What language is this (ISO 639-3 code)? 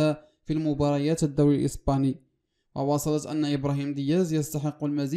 ara